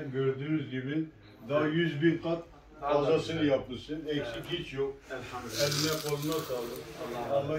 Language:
Turkish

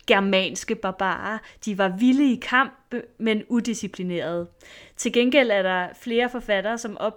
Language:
Danish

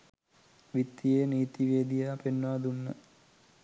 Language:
Sinhala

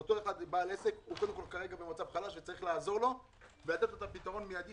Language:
Hebrew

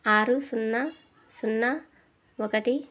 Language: Telugu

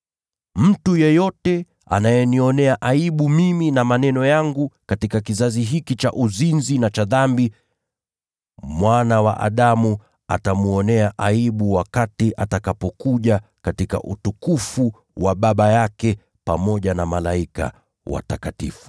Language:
Swahili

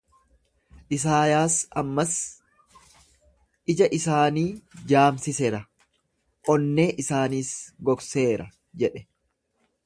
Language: Oromo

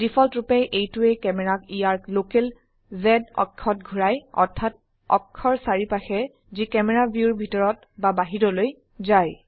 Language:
Assamese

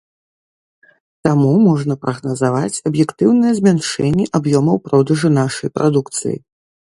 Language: Belarusian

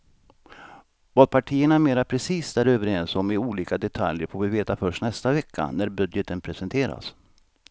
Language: Swedish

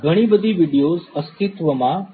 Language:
Gujarati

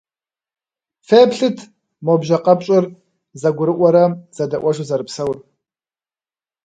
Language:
Kabardian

